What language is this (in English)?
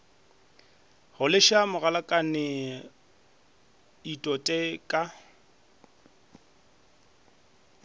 Northern Sotho